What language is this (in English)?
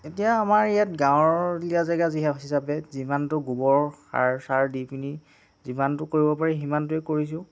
Assamese